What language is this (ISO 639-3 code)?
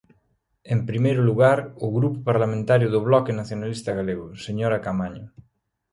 glg